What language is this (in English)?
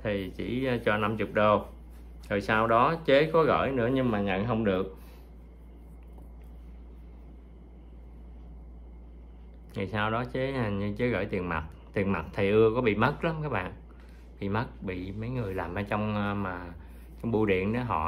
Vietnamese